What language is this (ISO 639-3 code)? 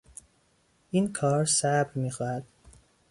fas